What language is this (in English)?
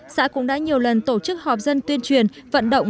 Vietnamese